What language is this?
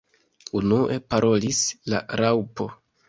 Esperanto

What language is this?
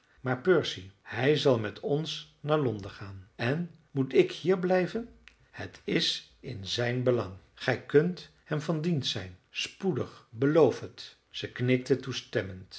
Dutch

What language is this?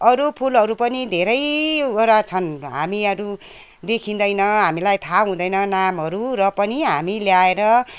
Nepali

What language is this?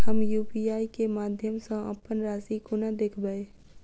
Maithili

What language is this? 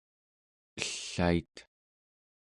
Central Yupik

